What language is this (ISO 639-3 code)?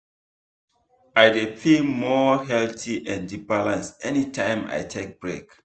pcm